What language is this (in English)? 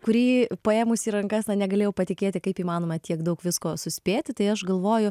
Lithuanian